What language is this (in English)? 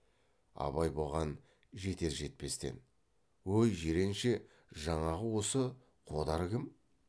Kazakh